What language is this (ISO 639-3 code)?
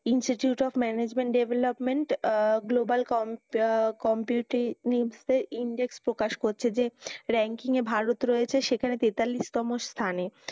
ben